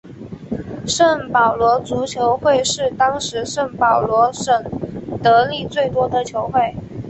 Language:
Chinese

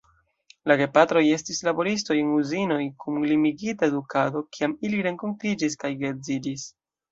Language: Esperanto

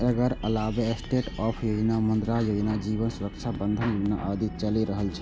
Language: Maithili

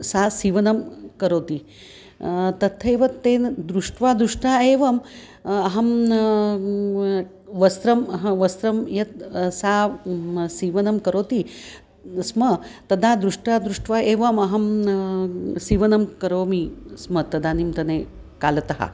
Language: Sanskrit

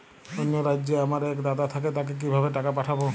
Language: Bangla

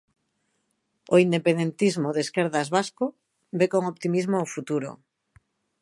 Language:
Galician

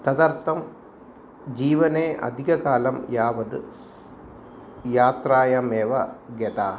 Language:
Sanskrit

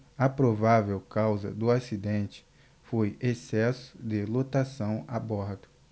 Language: Portuguese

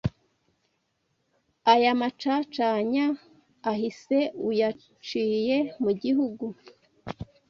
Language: Kinyarwanda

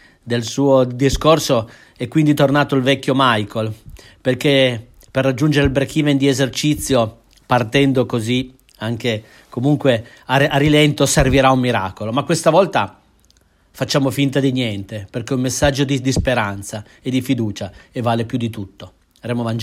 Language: Italian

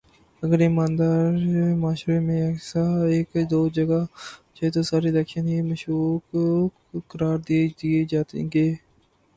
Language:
Urdu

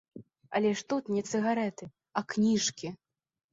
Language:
Belarusian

